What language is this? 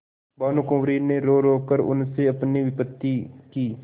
Hindi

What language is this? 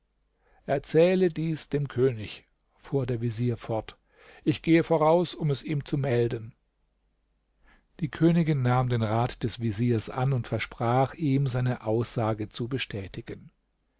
German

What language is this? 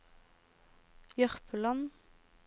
Norwegian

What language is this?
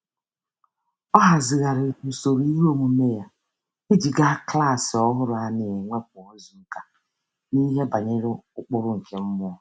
Igbo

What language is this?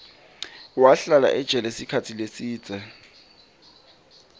Swati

